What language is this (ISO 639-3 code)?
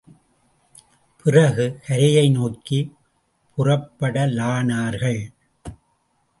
tam